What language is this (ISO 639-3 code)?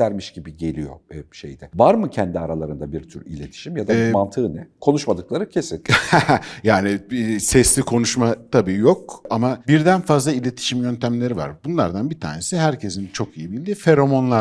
tur